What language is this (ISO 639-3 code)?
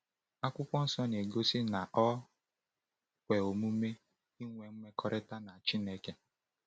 ibo